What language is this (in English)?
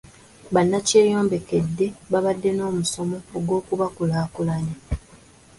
Ganda